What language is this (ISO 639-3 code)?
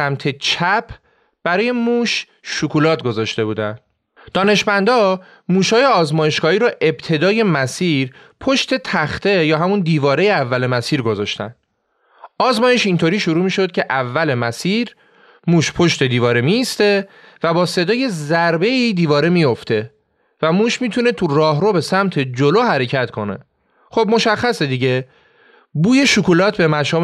fas